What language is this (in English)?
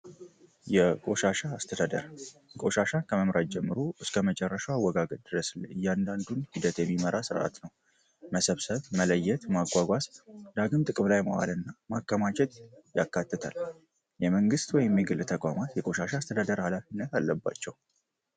Amharic